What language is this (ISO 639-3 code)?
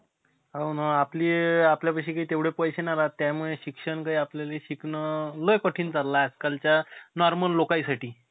mar